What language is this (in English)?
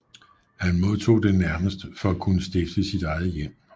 Danish